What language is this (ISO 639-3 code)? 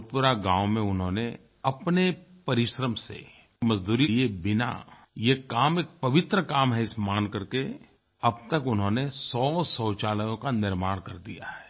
hin